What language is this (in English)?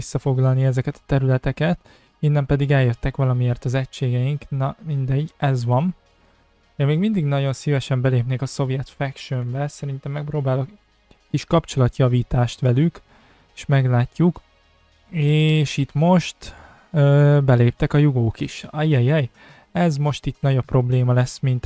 Hungarian